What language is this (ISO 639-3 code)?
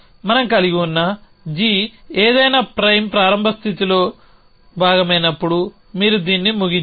tel